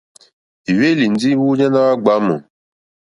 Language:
Mokpwe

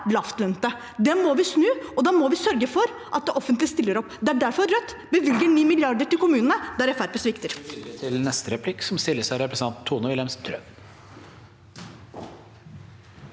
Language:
Norwegian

